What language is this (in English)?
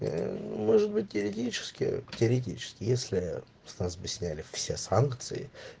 Russian